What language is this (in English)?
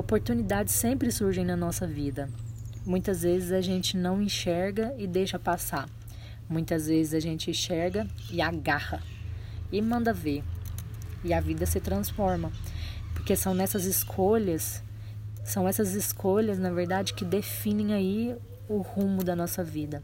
Portuguese